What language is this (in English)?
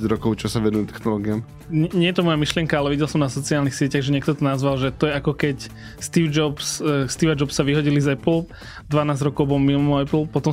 Slovak